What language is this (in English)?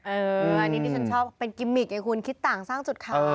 Thai